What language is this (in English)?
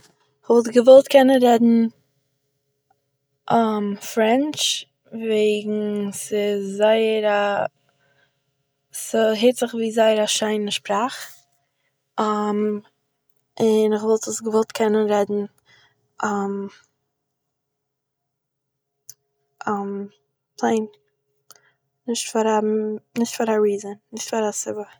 Yiddish